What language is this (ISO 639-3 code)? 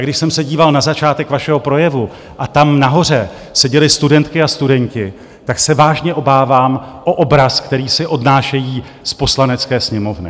ces